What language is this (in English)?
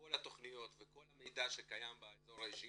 Hebrew